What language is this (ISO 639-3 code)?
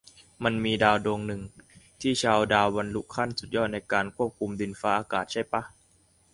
tha